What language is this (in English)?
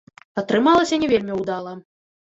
Belarusian